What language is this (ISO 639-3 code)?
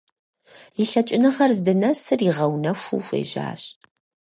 kbd